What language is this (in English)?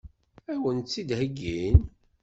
Kabyle